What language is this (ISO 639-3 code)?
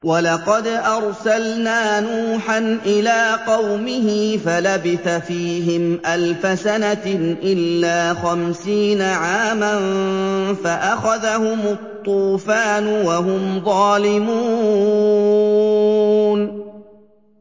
ara